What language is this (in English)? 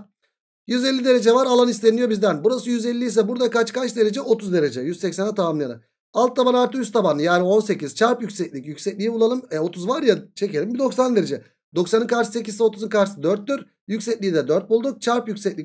Turkish